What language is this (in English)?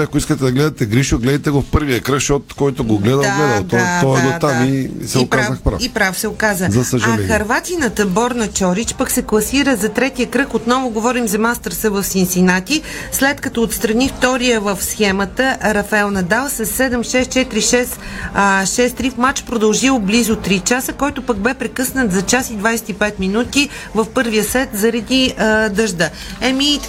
Bulgarian